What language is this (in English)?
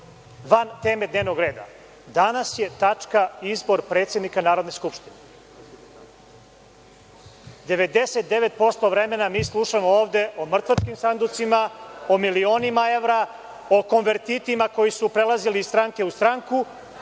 Serbian